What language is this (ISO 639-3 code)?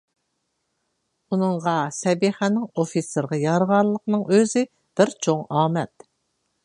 uig